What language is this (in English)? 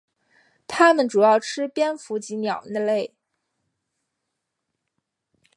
Chinese